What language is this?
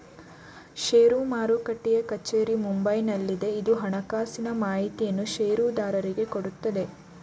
Kannada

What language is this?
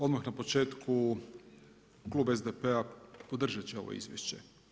Croatian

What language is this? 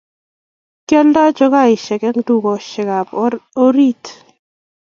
Kalenjin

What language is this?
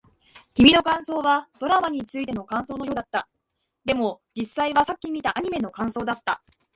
Japanese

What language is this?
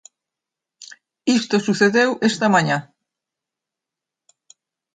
Galician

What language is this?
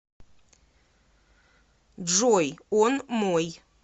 Russian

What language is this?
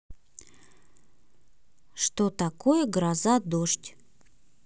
Russian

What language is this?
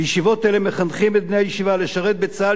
Hebrew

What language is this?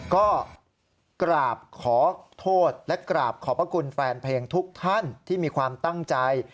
Thai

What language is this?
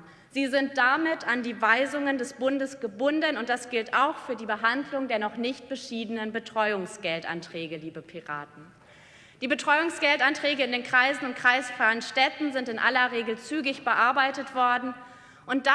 German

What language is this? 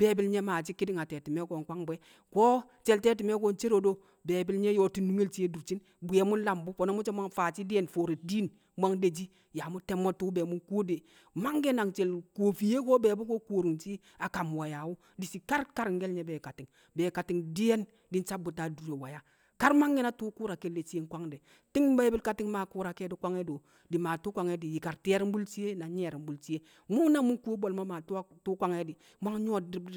Kamo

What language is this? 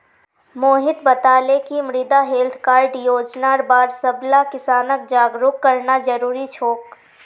Magahi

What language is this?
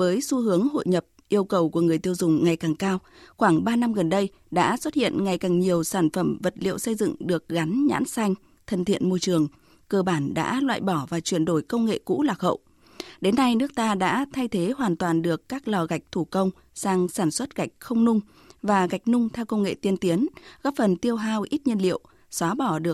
Vietnamese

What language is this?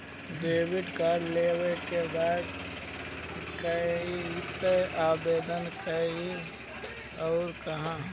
Bhojpuri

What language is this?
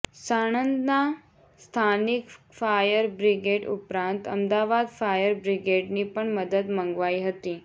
Gujarati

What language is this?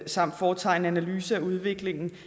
Danish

